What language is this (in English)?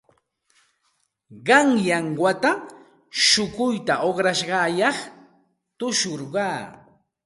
Santa Ana de Tusi Pasco Quechua